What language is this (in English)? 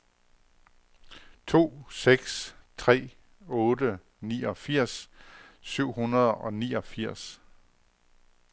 Danish